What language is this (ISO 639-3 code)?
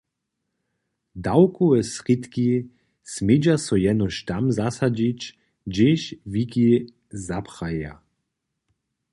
hsb